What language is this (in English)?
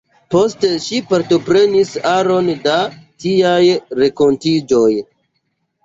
Esperanto